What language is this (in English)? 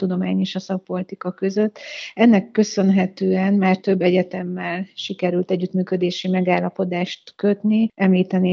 Hungarian